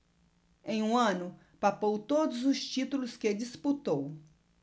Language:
Portuguese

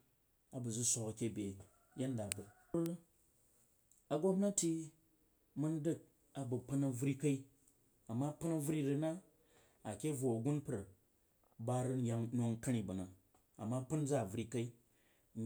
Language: Jiba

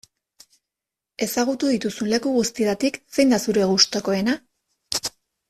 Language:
Basque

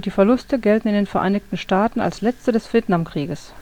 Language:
German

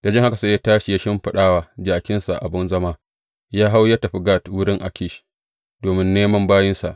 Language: Hausa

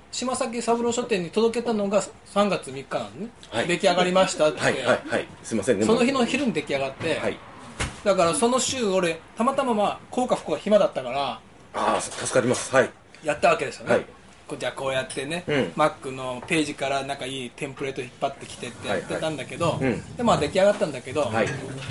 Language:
Japanese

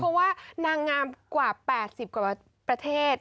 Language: Thai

